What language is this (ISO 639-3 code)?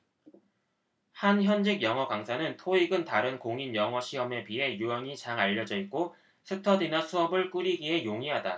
kor